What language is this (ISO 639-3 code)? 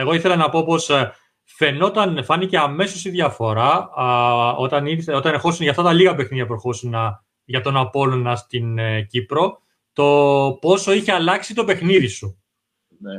ell